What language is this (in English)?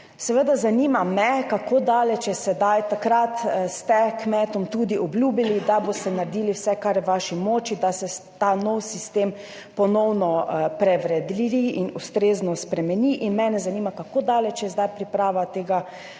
Slovenian